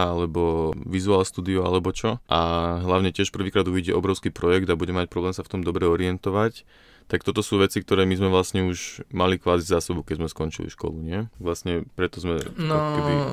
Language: Slovak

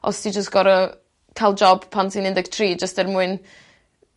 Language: Welsh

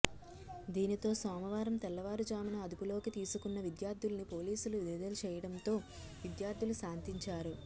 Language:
Telugu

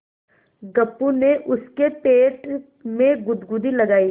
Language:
Hindi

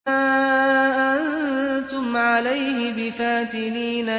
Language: Arabic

